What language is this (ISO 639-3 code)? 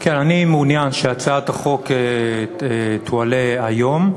heb